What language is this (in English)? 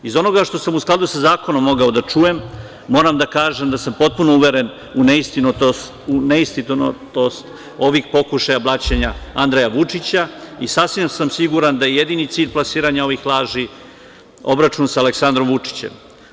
Serbian